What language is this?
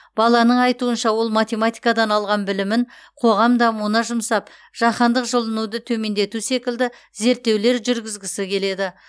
Kazakh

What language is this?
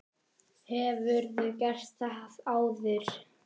Icelandic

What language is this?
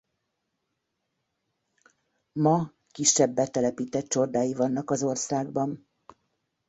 Hungarian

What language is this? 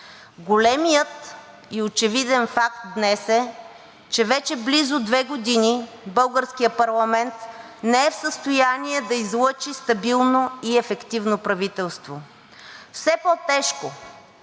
Bulgarian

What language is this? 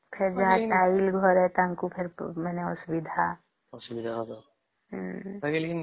Odia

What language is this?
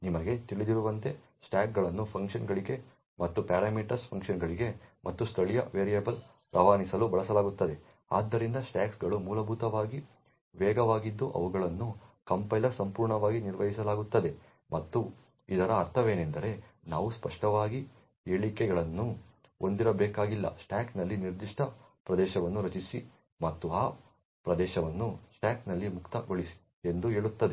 Kannada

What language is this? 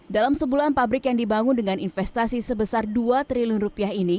Indonesian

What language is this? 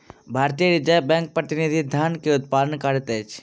Maithili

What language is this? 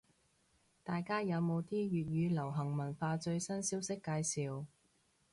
Cantonese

